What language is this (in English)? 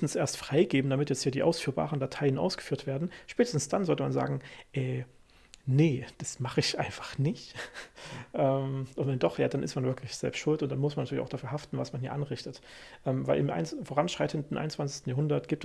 German